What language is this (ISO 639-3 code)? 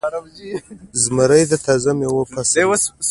pus